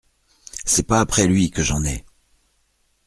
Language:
French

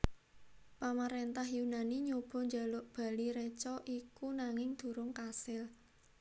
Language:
Javanese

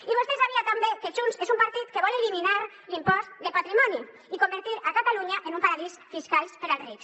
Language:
Catalan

